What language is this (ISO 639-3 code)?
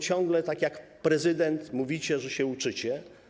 pol